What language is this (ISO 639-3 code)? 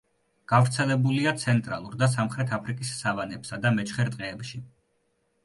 kat